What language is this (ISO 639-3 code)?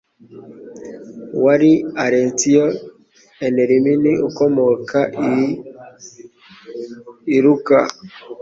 kin